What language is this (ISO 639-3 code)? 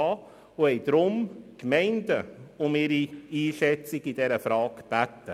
gsw